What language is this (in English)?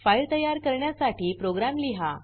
Marathi